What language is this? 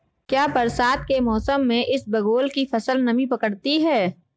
Hindi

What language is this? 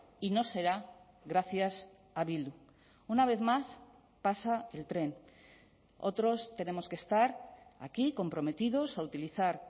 Spanish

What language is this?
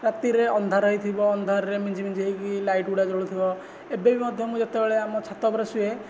Odia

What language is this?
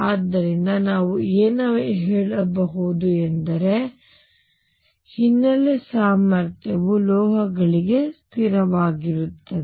Kannada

